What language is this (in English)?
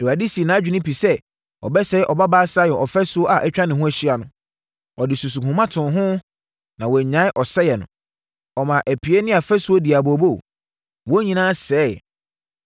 Akan